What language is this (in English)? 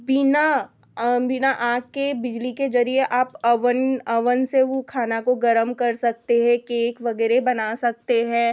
Hindi